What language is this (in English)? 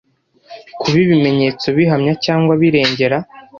Kinyarwanda